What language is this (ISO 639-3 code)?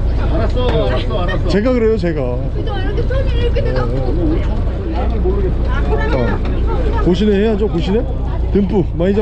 kor